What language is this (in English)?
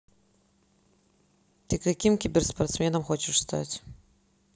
Russian